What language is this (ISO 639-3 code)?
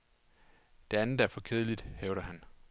dan